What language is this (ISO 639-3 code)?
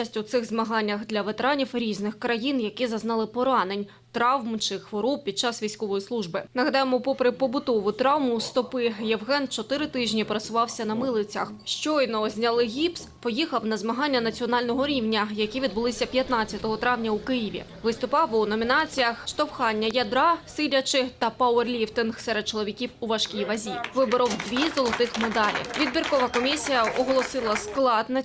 ukr